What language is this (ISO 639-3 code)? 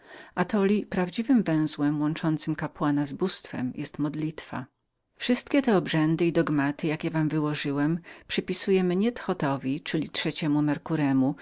pol